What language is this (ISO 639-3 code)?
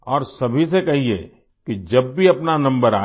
hin